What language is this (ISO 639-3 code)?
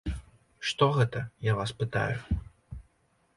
bel